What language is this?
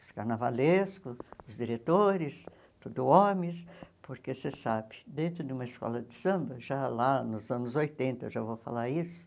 Portuguese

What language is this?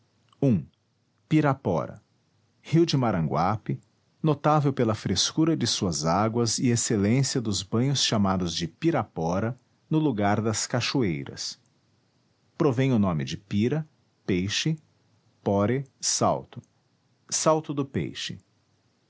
Portuguese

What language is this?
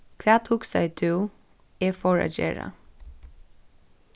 Faroese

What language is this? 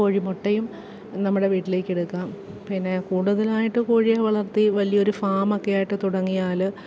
Malayalam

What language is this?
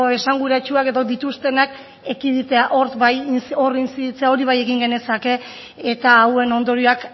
Basque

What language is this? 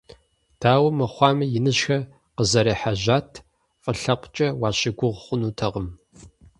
Kabardian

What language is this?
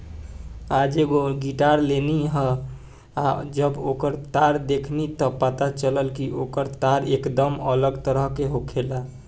Bhojpuri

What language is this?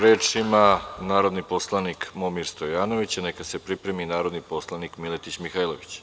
Serbian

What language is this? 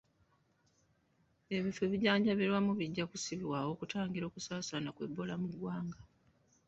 Ganda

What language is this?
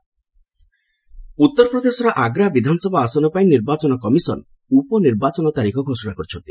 Odia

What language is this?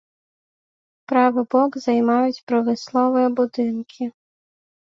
Belarusian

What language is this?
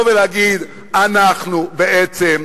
Hebrew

